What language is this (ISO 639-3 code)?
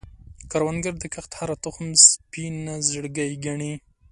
pus